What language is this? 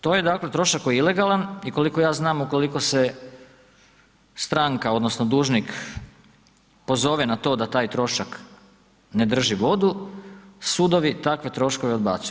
Croatian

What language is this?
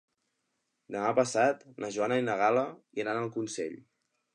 Catalan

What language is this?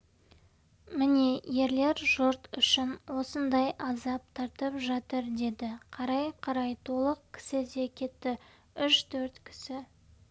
Kazakh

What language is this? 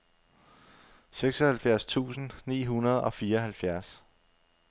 Danish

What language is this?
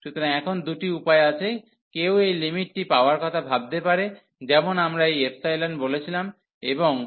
Bangla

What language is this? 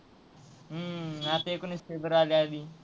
Marathi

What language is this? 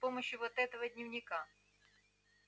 Russian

